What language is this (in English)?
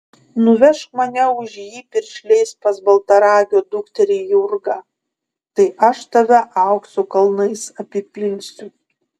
Lithuanian